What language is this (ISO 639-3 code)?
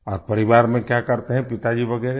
hin